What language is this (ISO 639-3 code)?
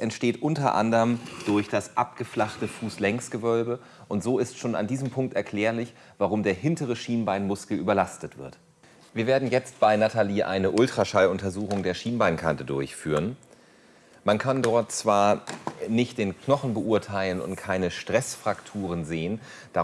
deu